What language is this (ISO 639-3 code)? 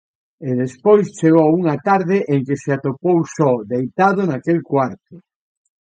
glg